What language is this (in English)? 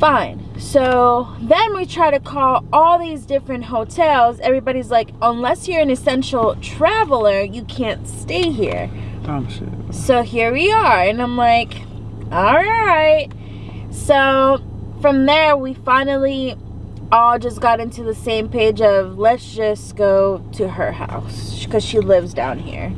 English